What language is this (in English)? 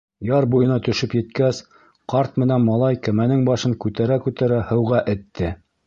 Bashkir